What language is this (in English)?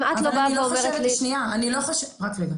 Hebrew